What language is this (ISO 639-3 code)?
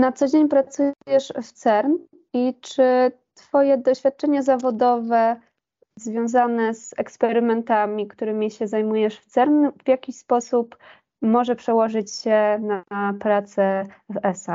pol